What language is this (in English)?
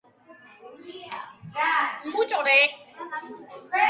Georgian